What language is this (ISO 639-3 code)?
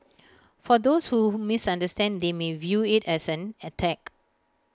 eng